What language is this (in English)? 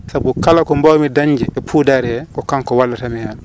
Fula